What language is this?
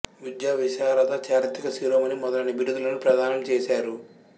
Telugu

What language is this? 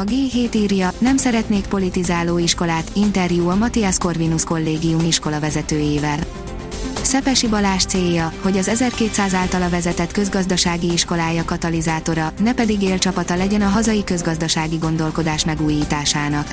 Hungarian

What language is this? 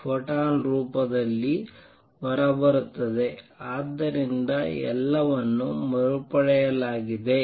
Kannada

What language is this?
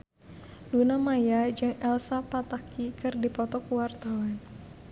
Sundanese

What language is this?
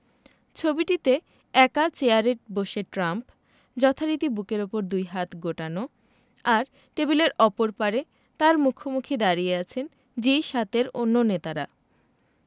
Bangla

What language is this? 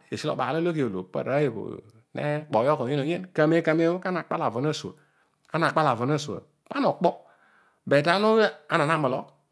Odual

